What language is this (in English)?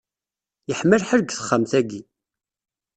Kabyle